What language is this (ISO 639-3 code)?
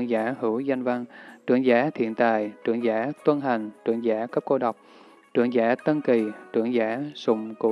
vie